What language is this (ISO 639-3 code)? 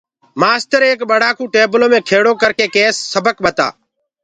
ggg